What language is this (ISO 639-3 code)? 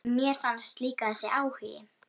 isl